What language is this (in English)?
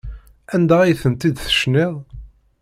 Kabyle